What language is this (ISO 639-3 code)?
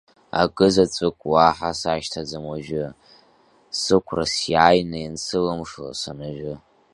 abk